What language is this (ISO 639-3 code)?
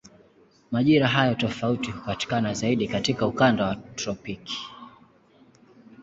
swa